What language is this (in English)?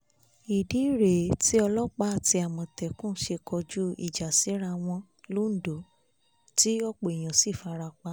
Yoruba